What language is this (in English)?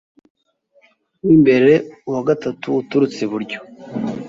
Kinyarwanda